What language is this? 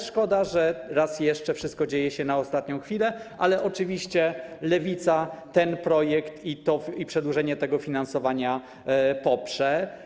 Polish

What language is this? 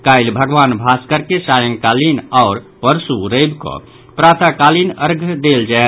Maithili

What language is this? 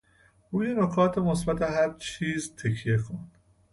Persian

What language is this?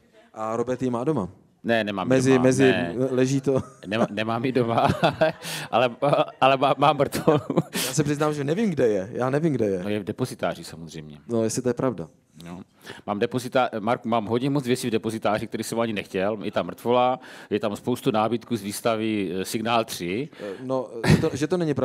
Czech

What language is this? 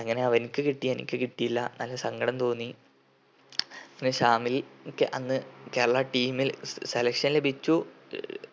Malayalam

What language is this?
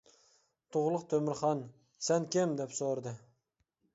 Uyghur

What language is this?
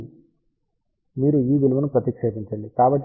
Telugu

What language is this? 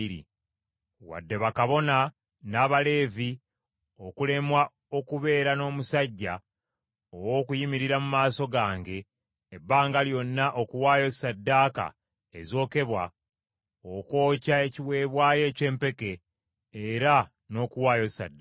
Ganda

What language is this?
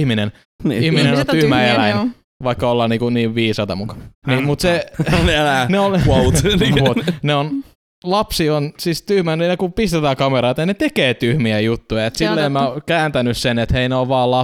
Finnish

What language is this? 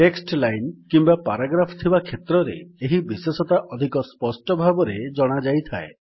Odia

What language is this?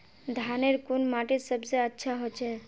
Magahi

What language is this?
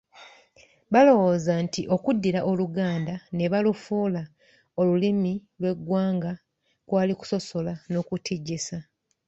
Ganda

